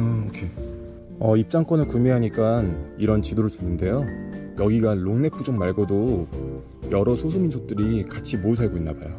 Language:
Korean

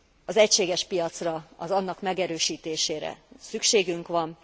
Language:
Hungarian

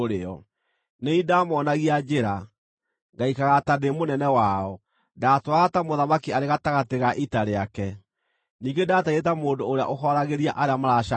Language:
Kikuyu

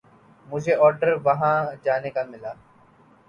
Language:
Urdu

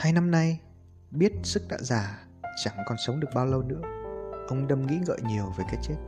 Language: Vietnamese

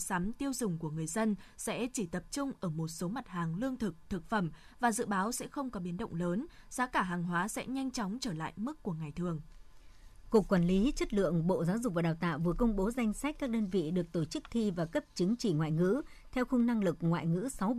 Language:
Vietnamese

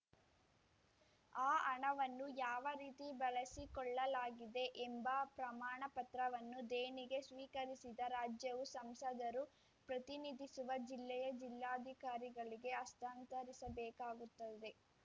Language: Kannada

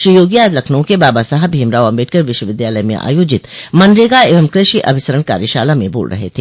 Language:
Hindi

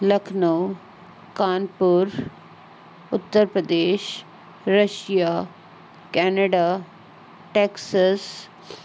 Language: Sindhi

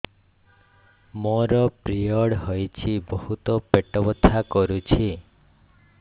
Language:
Odia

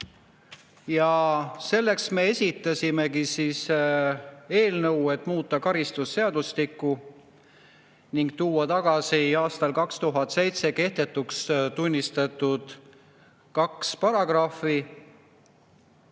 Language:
Estonian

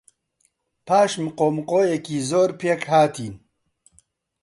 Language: Central Kurdish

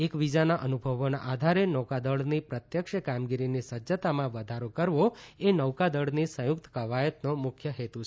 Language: Gujarati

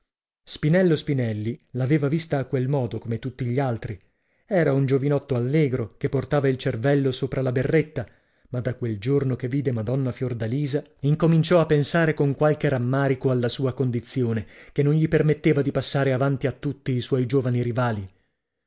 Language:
Italian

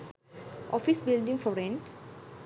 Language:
Sinhala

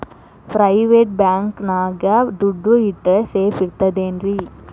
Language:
Kannada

